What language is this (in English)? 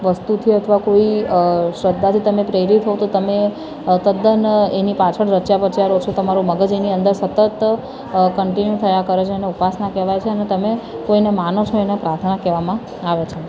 Gujarati